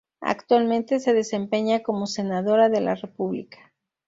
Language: Spanish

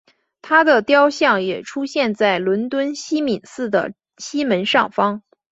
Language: Chinese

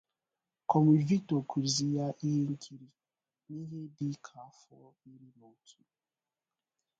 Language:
Igbo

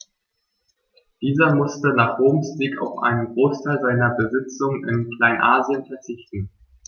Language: German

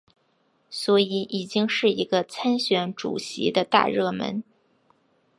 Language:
Chinese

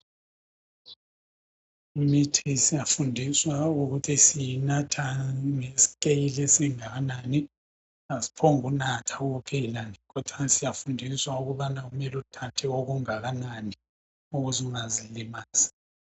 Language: North Ndebele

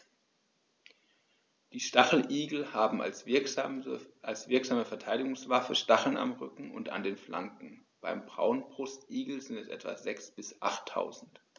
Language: German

